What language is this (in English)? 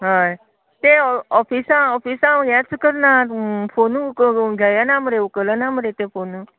Konkani